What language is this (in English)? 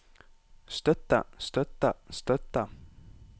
Norwegian